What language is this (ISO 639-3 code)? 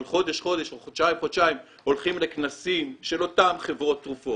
heb